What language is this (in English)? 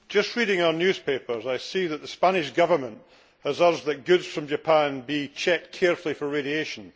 English